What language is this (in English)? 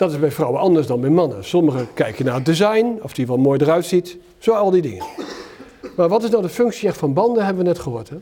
Dutch